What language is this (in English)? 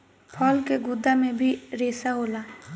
Bhojpuri